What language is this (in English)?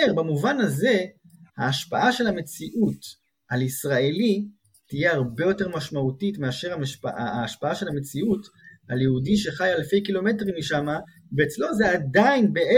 Hebrew